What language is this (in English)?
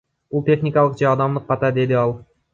Kyrgyz